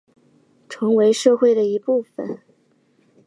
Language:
Chinese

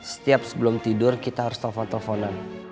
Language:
Indonesian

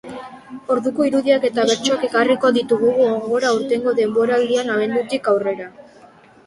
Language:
Basque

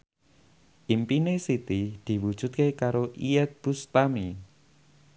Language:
Javanese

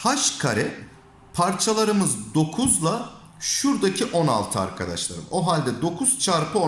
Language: Turkish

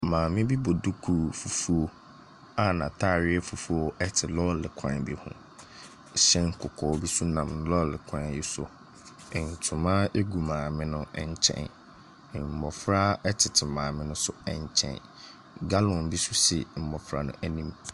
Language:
Akan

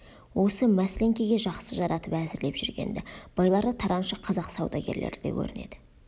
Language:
Kazakh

